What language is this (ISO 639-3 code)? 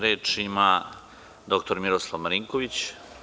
srp